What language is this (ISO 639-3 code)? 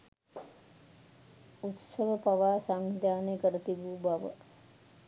sin